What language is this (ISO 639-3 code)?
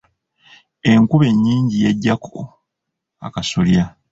lug